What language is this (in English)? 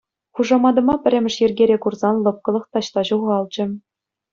Chuvash